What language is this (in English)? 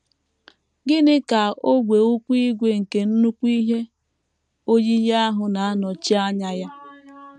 Igbo